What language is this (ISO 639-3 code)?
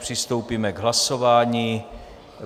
ces